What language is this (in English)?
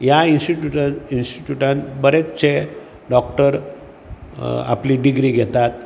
Konkani